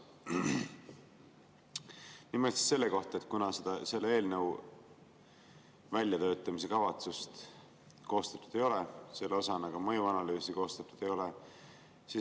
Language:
Estonian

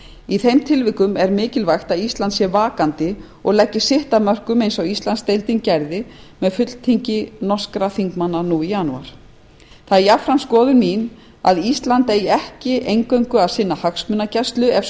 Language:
Icelandic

